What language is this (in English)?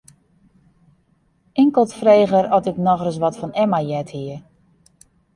Western Frisian